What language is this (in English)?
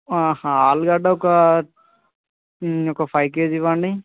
Telugu